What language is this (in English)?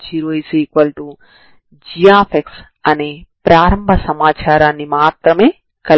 Telugu